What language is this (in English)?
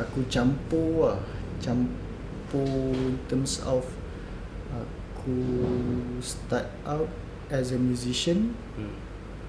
Malay